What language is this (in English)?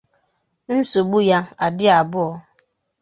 Igbo